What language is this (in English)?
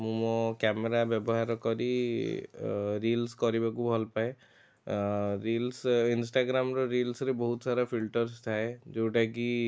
Odia